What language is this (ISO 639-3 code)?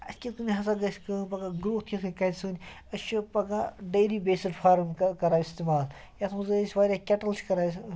kas